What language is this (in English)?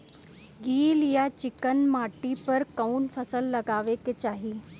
Bhojpuri